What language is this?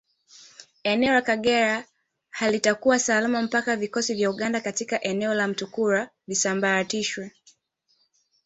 Swahili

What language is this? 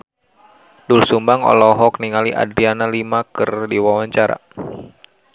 Sundanese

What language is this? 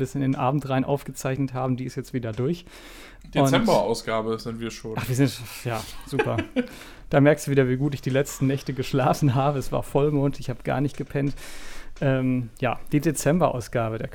German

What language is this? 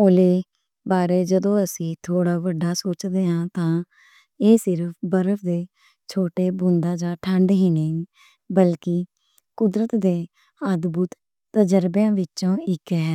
Western Panjabi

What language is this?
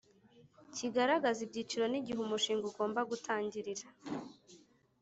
Kinyarwanda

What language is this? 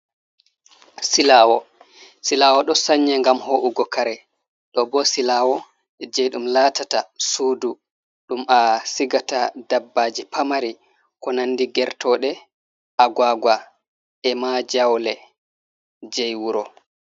Fula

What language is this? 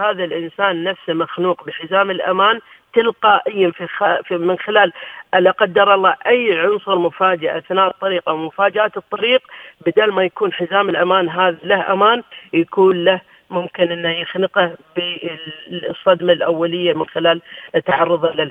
Arabic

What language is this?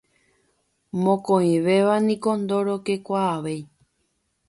Guarani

